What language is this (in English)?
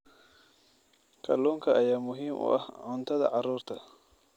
Somali